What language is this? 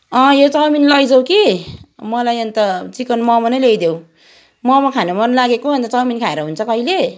Nepali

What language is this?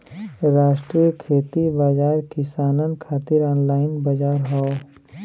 Bhojpuri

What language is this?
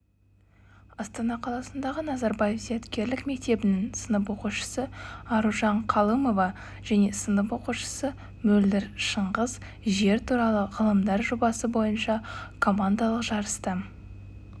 Kazakh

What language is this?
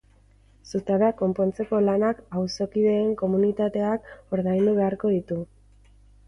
Basque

